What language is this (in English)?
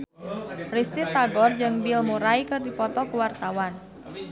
Sundanese